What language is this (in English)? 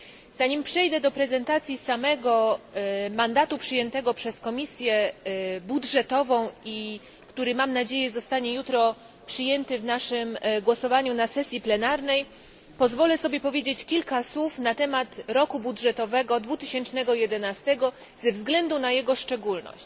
Polish